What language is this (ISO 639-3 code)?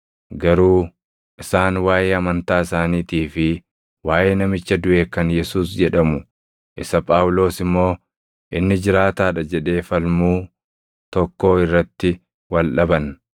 orm